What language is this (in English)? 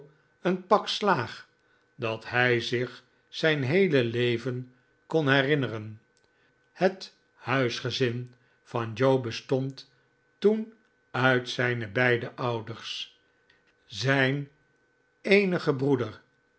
Dutch